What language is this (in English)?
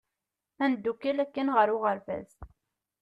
Kabyle